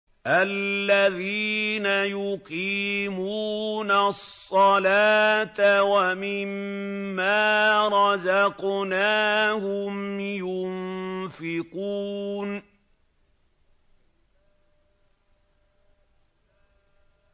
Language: Arabic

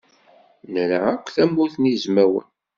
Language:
Kabyle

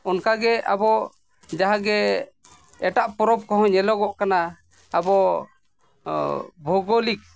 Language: Santali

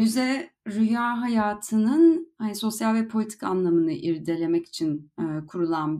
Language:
Turkish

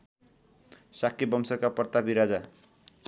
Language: Nepali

